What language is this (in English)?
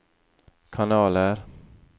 Norwegian